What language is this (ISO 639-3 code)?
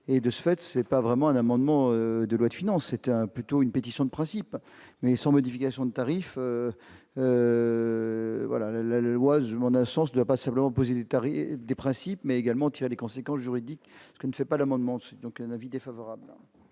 fra